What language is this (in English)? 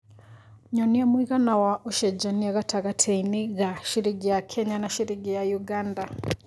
Kikuyu